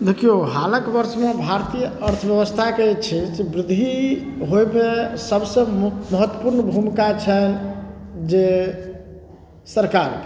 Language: Maithili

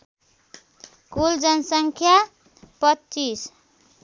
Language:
Nepali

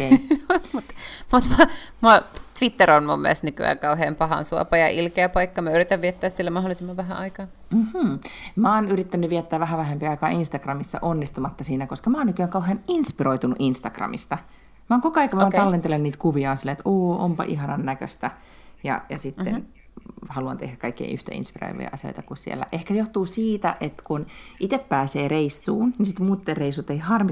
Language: Finnish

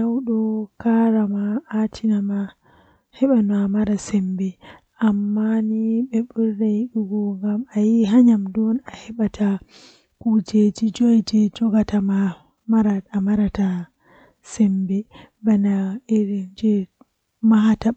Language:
Western Niger Fulfulde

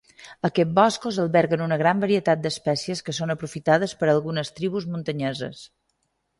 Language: Catalan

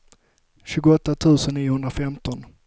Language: Swedish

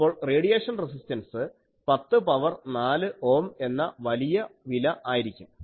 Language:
Malayalam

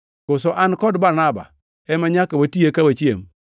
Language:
Luo (Kenya and Tanzania)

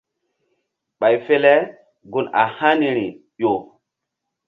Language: Mbum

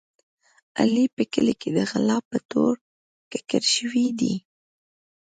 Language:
Pashto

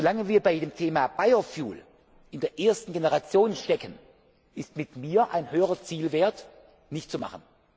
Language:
German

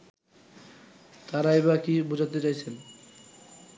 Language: Bangla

